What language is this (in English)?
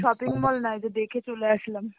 Bangla